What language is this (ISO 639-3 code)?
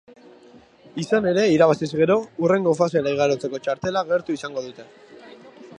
eus